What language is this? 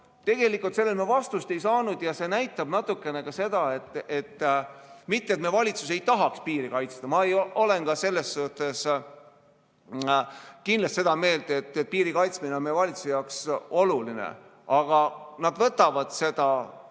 Estonian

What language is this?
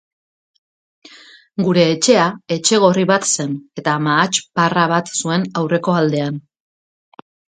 Basque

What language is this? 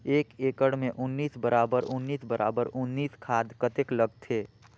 Chhattisgarhi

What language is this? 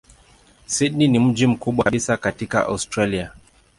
Swahili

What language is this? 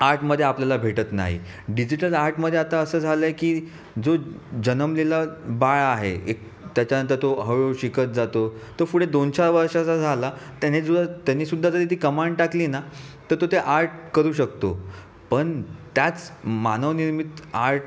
Marathi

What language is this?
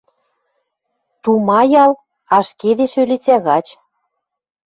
Western Mari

